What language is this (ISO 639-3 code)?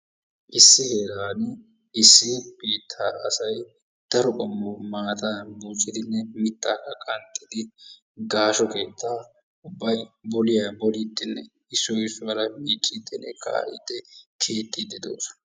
wal